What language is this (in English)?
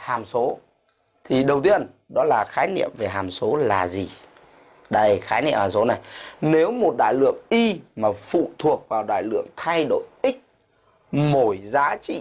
Vietnamese